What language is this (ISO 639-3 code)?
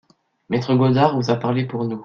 fra